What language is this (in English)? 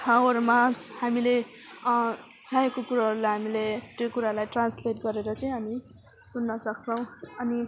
Nepali